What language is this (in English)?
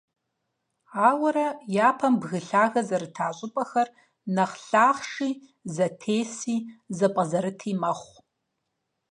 Kabardian